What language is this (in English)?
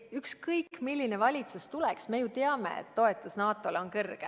Estonian